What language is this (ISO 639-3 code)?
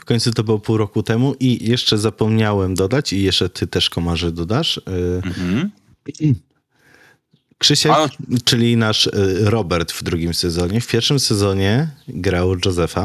pol